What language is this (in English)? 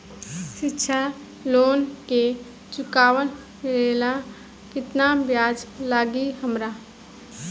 Bhojpuri